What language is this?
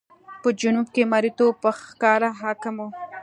Pashto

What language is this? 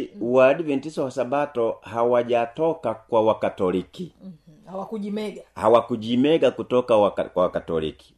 Swahili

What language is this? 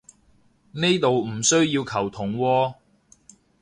Cantonese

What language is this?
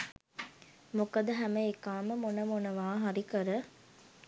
Sinhala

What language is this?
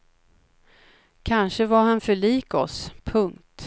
Swedish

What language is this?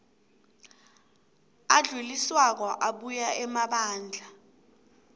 South Ndebele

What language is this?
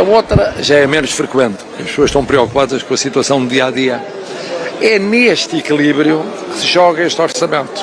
Portuguese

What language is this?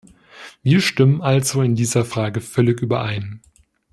German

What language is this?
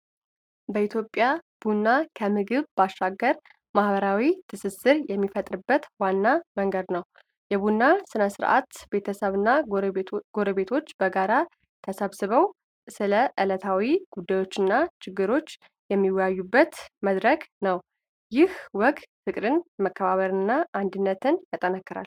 Amharic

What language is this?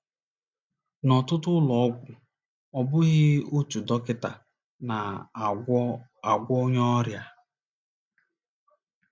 Igbo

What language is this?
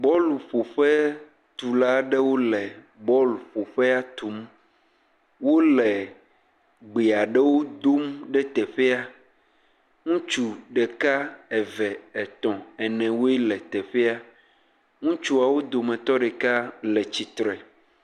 Ewe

